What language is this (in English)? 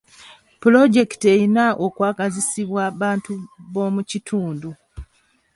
Ganda